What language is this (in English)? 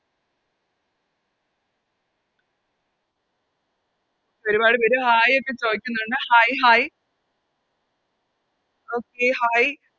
Malayalam